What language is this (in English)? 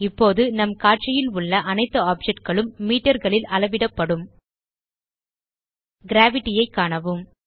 Tamil